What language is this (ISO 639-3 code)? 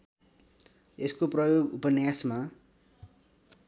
nep